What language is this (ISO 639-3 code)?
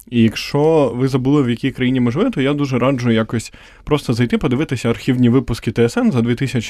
ukr